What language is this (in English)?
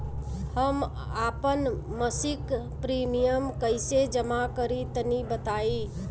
Bhojpuri